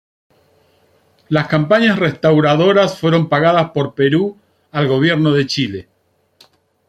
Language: Spanish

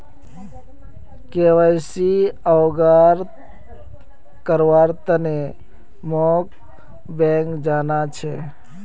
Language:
Magahi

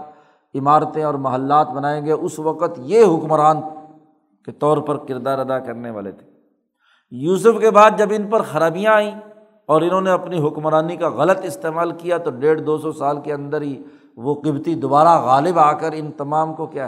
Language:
Urdu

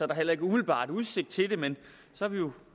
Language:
Danish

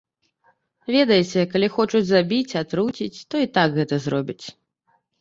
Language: Belarusian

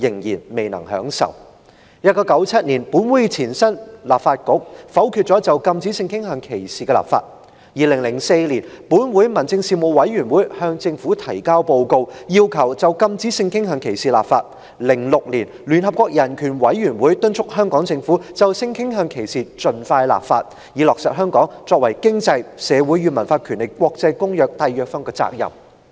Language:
Cantonese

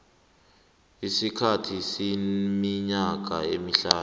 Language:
South Ndebele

